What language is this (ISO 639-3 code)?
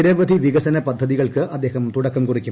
mal